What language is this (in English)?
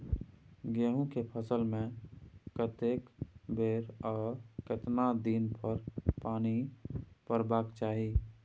Maithili